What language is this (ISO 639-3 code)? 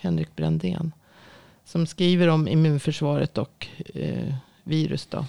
swe